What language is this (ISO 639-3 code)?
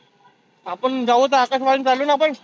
mar